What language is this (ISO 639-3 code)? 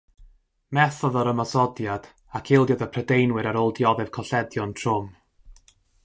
cym